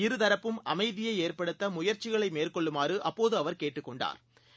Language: Tamil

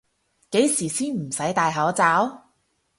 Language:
Cantonese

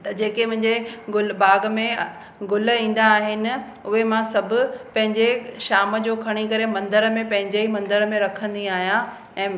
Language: Sindhi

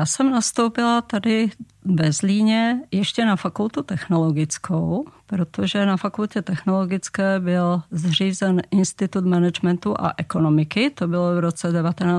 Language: Czech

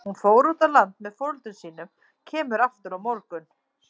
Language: Icelandic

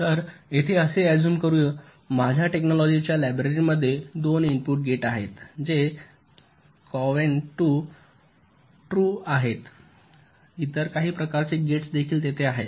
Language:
Marathi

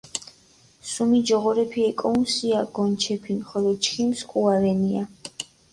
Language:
Mingrelian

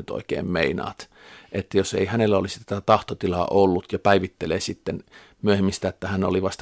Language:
Finnish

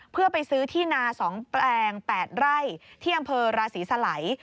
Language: Thai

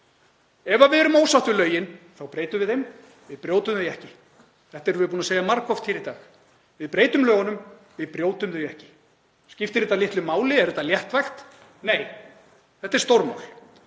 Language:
Icelandic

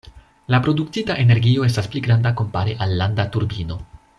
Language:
Esperanto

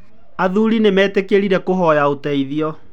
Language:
Kikuyu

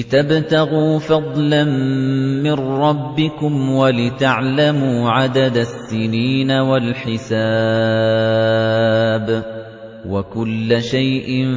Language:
Arabic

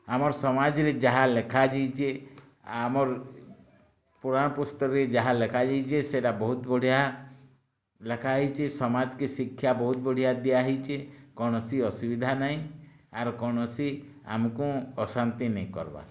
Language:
Odia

